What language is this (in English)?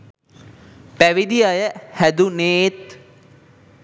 Sinhala